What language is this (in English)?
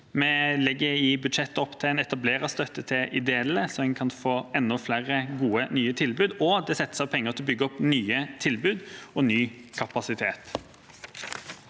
Norwegian